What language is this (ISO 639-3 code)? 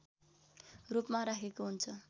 nep